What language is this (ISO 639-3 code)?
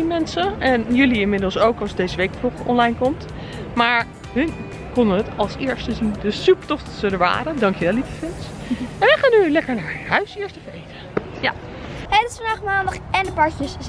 nld